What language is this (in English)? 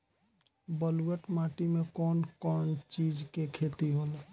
Bhojpuri